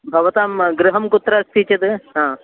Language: Sanskrit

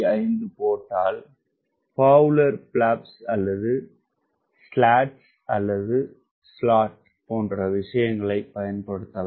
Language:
Tamil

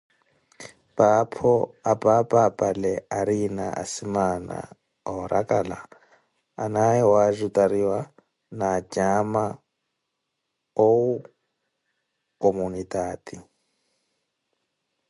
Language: Koti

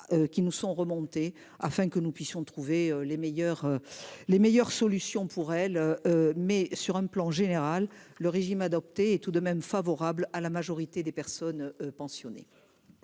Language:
French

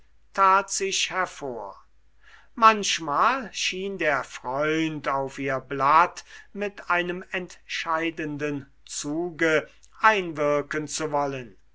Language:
German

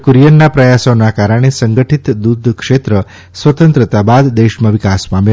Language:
Gujarati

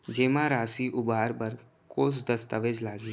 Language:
Chhattisgarhi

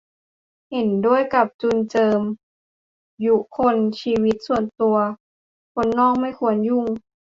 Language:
Thai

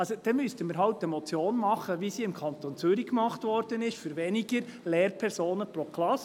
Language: Swiss German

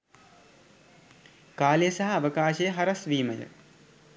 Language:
Sinhala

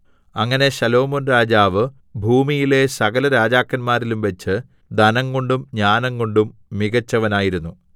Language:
Malayalam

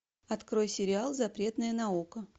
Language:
Russian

